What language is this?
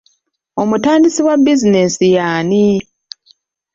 Ganda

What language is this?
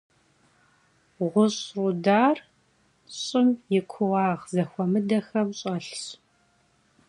Kabardian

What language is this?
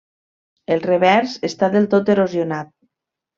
Catalan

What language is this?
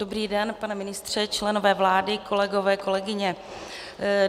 Czech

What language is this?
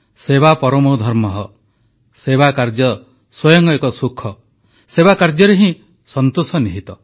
Odia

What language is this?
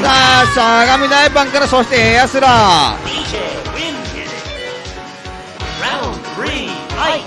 Japanese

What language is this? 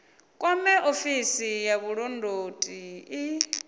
Venda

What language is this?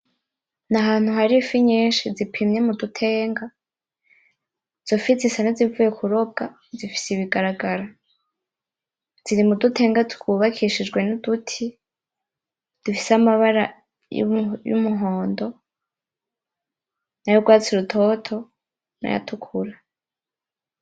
Rundi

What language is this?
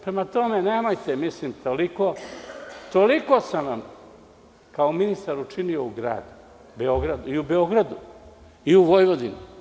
Serbian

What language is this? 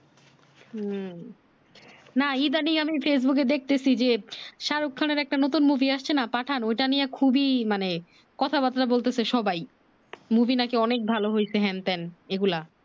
Bangla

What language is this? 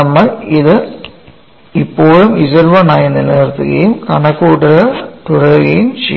Malayalam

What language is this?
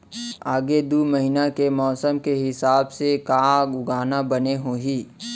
Chhattisgarhi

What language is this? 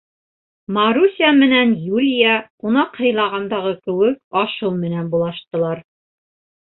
Bashkir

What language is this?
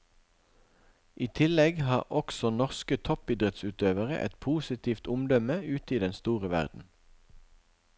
Norwegian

